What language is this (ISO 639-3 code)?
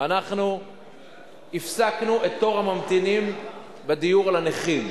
heb